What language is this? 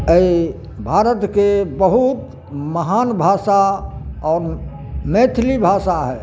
Maithili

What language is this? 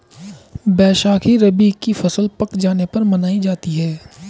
Hindi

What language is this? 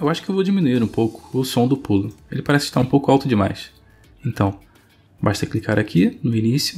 Portuguese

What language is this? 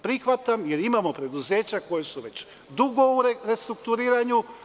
Serbian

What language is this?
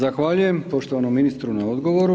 Croatian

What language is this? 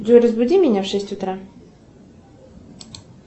Russian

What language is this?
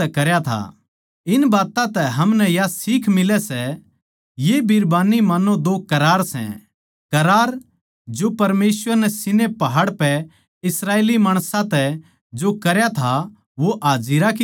Haryanvi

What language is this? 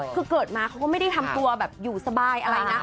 Thai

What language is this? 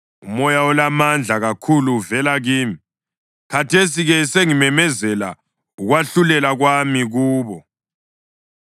North Ndebele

